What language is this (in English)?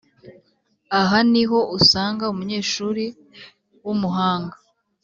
Kinyarwanda